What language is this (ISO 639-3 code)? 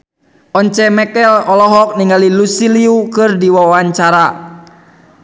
sun